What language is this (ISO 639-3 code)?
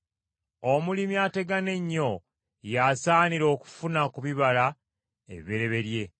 lug